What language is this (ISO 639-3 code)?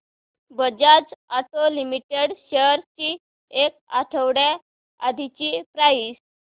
mar